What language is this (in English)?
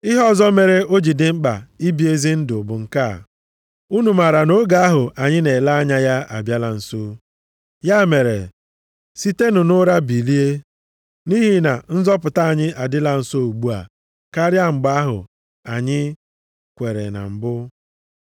Igbo